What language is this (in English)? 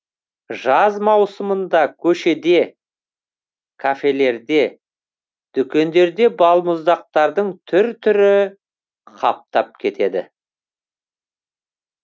Kazakh